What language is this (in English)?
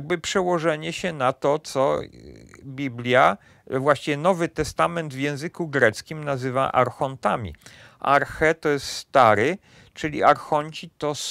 Polish